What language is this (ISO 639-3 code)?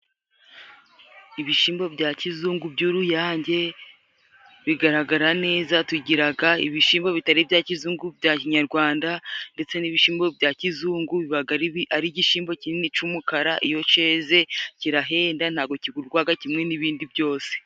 kin